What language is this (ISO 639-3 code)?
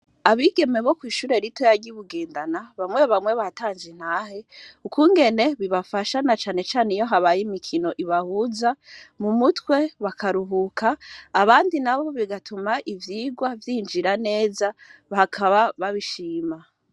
run